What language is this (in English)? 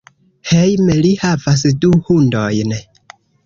Esperanto